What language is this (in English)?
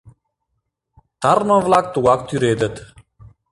Mari